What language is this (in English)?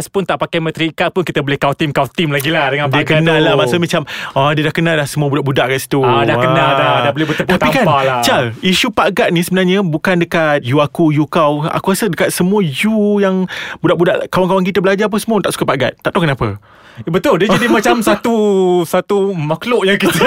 Malay